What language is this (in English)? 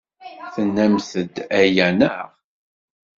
Kabyle